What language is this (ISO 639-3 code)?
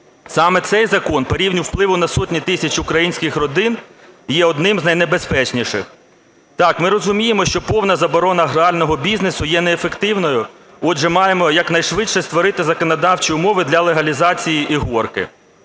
ukr